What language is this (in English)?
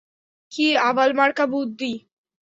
Bangla